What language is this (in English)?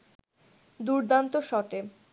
Bangla